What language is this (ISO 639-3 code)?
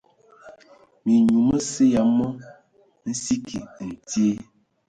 ewo